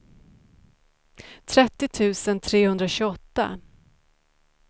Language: Swedish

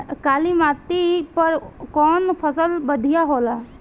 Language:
Bhojpuri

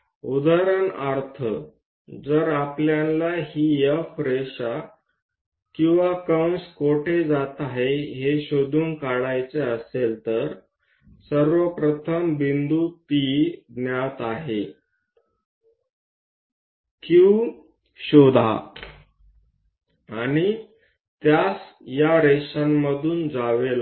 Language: Marathi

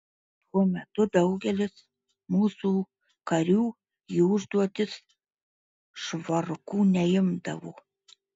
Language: Lithuanian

